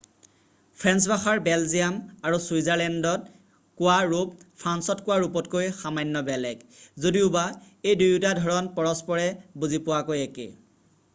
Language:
Assamese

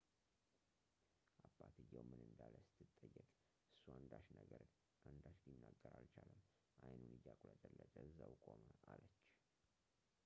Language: Amharic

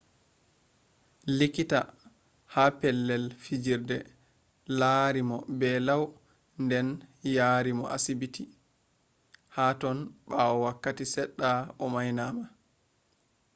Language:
Fula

